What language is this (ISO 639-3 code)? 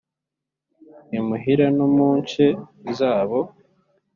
kin